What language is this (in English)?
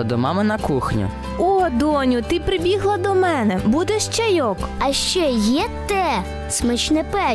Ukrainian